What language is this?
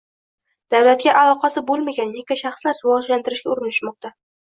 Uzbek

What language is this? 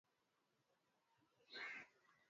Swahili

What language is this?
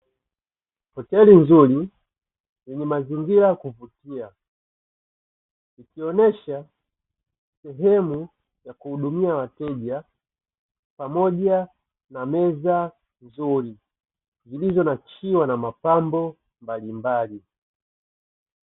Swahili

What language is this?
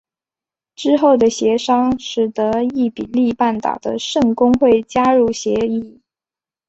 Chinese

